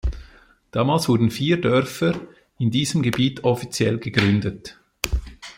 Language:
German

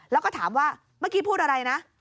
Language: Thai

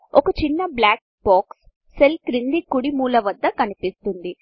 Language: Telugu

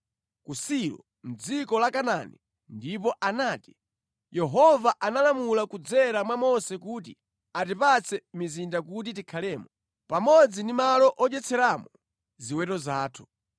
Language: Nyanja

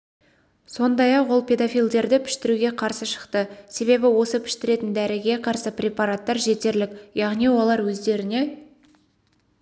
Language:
Kazakh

